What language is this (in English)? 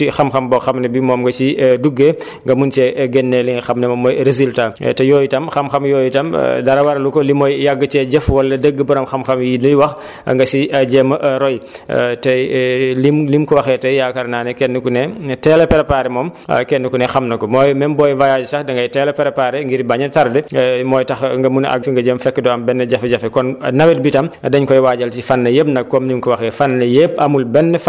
Wolof